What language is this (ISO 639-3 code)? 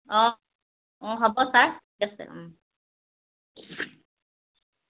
asm